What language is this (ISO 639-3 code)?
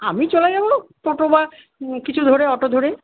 ben